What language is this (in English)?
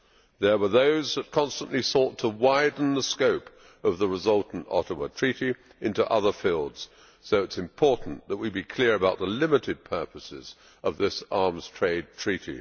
English